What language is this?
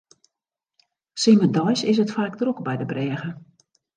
Western Frisian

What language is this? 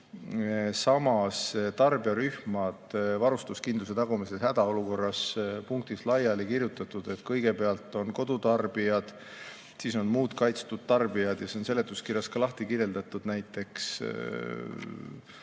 Estonian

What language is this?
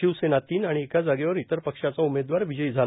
Marathi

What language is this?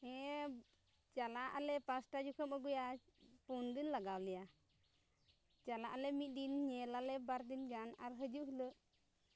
Santali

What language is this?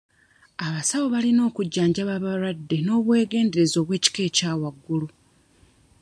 Ganda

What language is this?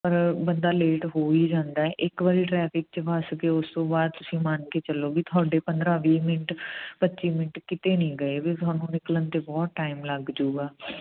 Punjabi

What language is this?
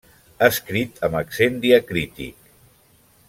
Catalan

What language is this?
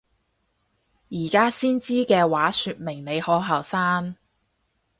Cantonese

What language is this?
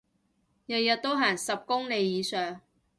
Cantonese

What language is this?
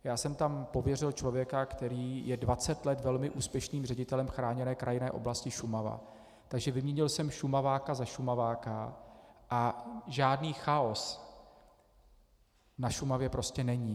Czech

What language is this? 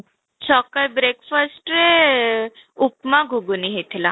Odia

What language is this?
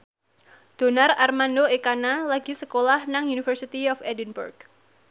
Javanese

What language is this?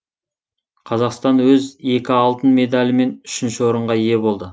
Kazakh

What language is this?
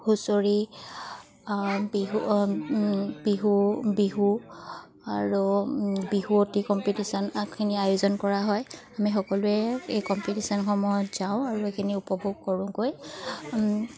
Assamese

